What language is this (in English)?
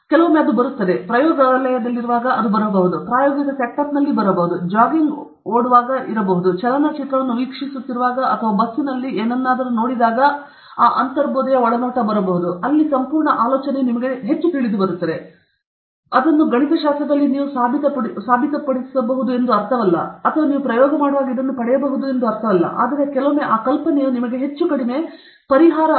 Kannada